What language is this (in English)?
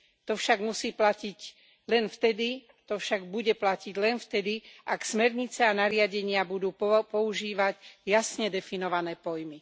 Slovak